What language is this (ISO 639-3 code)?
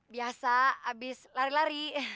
ind